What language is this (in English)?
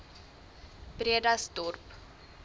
Afrikaans